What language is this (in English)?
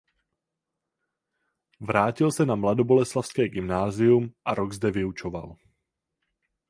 Czech